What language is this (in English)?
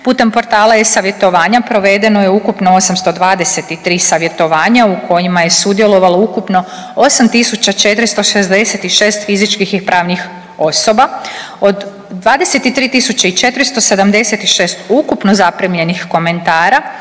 Croatian